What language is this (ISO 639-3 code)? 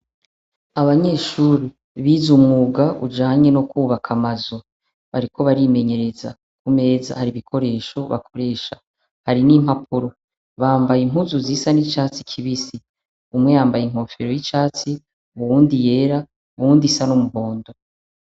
run